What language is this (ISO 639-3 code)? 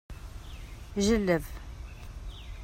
kab